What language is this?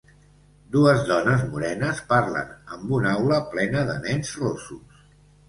Catalan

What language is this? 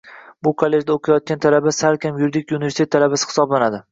Uzbek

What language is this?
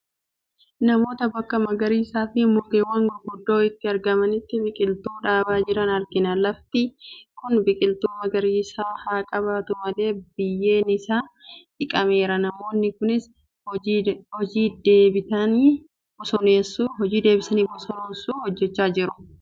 Oromo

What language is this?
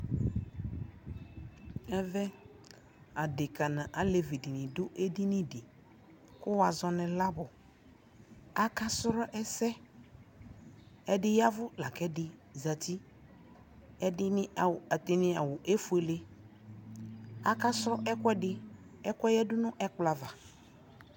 Ikposo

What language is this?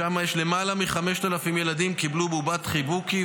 Hebrew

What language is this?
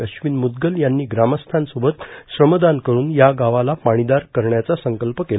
Marathi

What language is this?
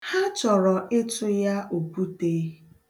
Igbo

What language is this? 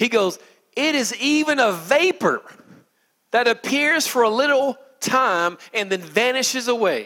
English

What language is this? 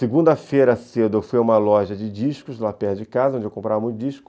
Portuguese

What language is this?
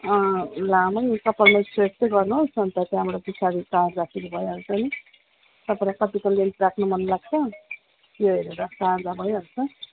Nepali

